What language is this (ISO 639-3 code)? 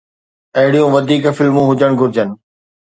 snd